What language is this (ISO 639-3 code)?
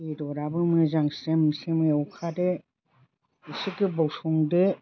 brx